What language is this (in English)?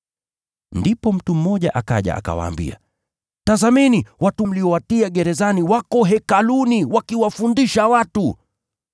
Swahili